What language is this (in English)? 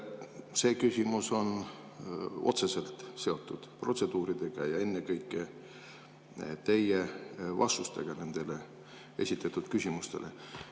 Estonian